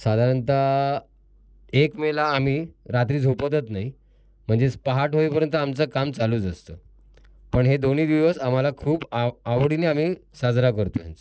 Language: Marathi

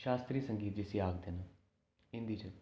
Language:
Dogri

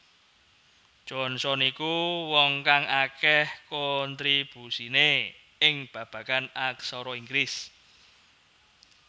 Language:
Javanese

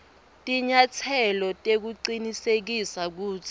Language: Swati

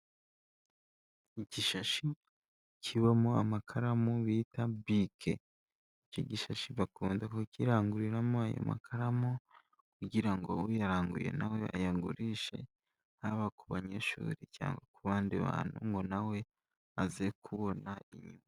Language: Kinyarwanda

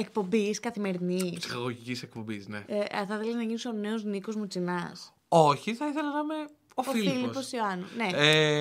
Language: Greek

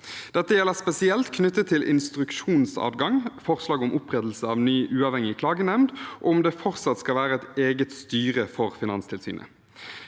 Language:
Norwegian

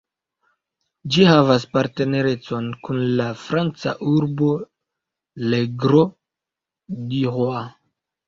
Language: Esperanto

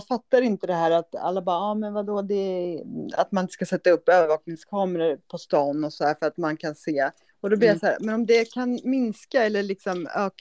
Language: Swedish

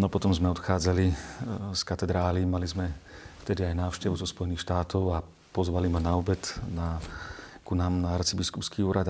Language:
Slovak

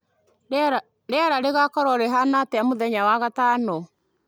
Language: Kikuyu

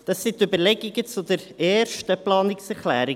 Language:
Swiss German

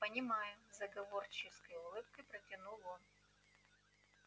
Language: Russian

